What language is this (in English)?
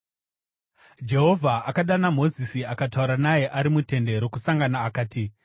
Shona